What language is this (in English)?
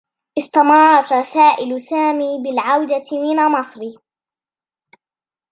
Arabic